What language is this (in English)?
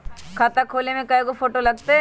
Magahi